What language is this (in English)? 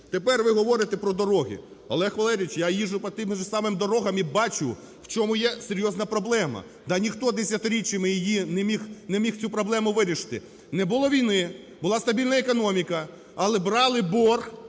Ukrainian